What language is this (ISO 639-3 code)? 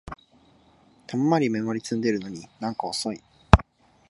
jpn